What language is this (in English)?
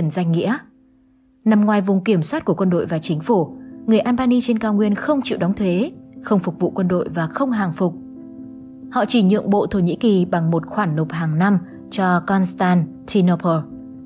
Vietnamese